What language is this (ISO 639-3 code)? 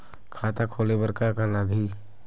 hne